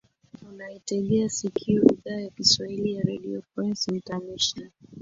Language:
Swahili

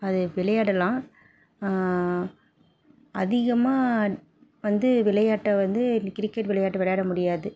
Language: Tamil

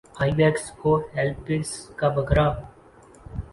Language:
Urdu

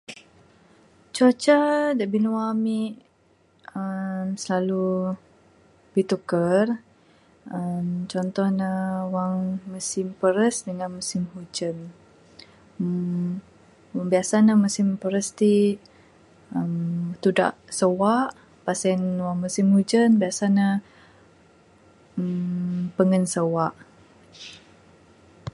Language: Bukar-Sadung Bidayuh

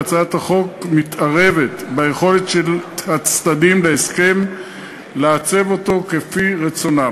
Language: Hebrew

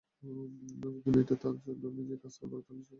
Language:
Bangla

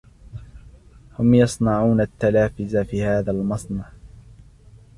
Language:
Arabic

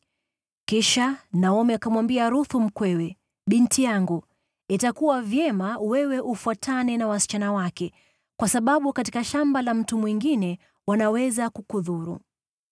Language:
Swahili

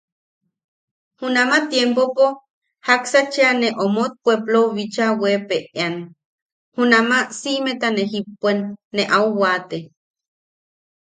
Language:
Yaqui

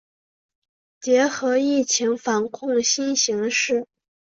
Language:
Chinese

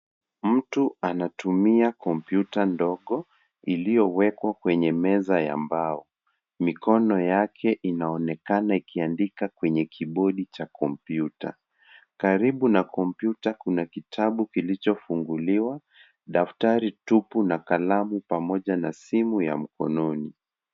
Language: Swahili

